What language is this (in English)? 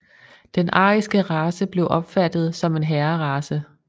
Danish